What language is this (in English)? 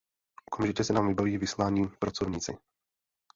Czech